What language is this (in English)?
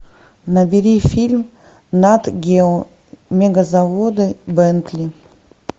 Russian